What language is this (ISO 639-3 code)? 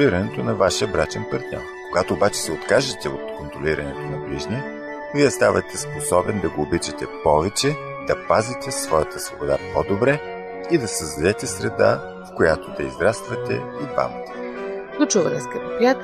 bul